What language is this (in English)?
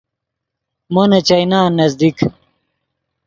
Yidgha